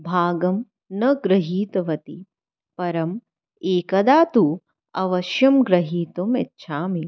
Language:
Sanskrit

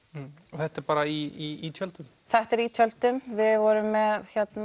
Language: Icelandic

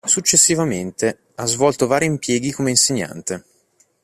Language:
Italian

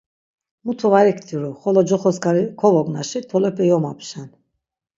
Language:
Laz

